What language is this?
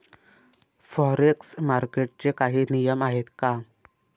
Marathi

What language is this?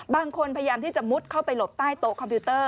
Thai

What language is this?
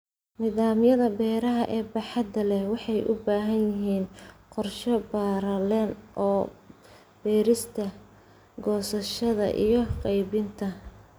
Somali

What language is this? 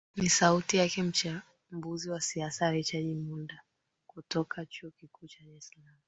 Swahili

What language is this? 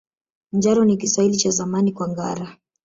Swahili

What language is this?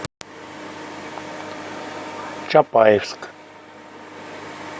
Russian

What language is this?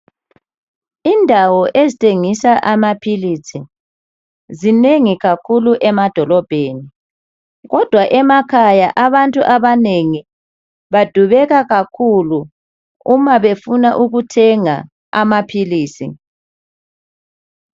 North Ndebele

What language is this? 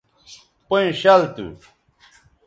Bateri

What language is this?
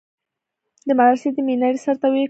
Pashto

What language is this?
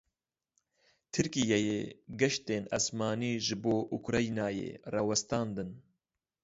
Kurdish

